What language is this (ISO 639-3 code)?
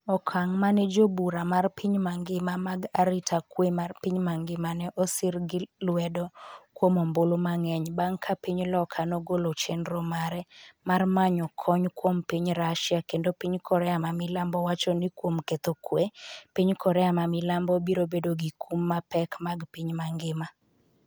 luo